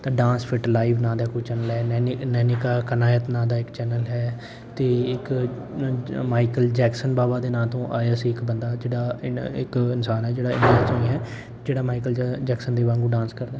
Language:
Punjabi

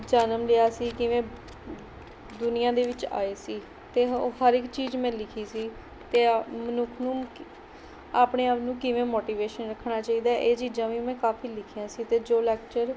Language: Punjabi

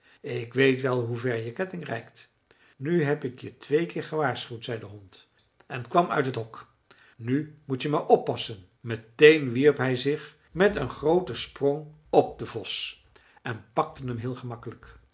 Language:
Dutch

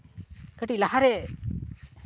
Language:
Santali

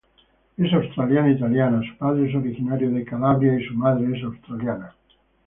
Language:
Spanish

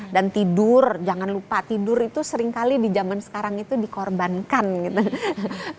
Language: Indonesian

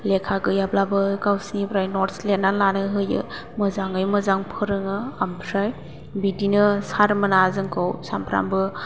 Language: Bodo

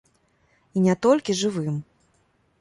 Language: Belarusian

